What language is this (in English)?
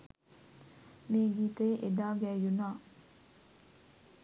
Sinhala